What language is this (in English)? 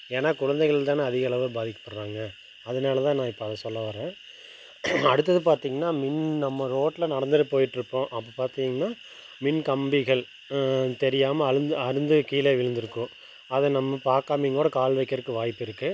Tamil